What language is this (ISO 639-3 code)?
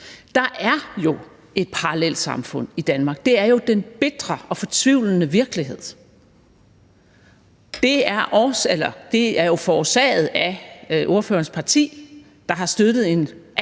dan